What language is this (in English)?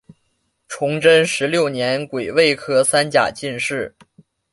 Chinese